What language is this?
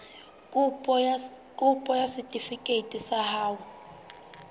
Southern Sotho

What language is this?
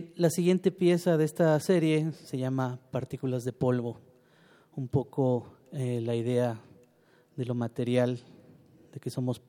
Spanish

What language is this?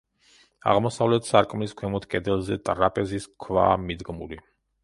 Georgian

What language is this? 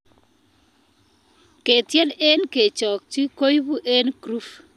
Kalenjin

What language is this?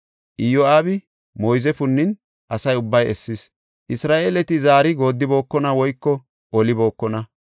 Gofa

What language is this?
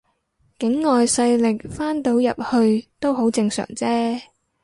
Cantonese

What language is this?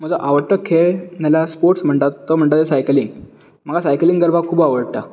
Konkani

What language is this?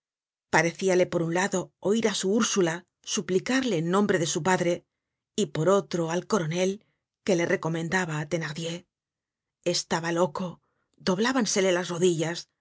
Spanish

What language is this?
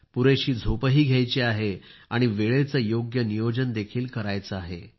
Marathi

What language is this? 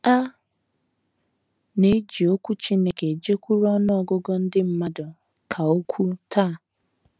Igbo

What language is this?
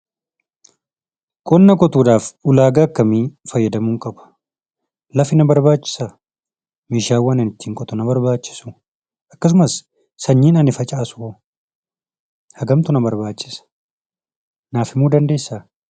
Oromo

